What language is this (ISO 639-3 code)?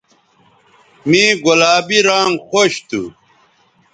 btv